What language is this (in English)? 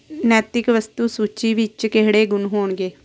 Punjabi